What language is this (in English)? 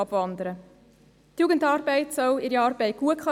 Swiss German